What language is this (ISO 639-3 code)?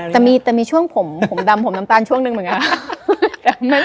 tha